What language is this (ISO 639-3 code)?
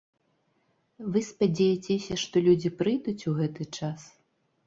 bel